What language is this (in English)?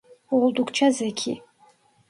Turkish